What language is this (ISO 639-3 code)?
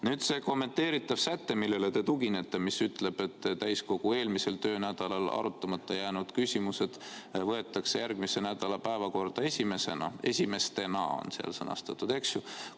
est